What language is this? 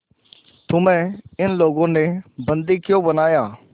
Hindi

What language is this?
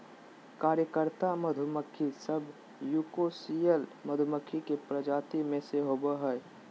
Magahi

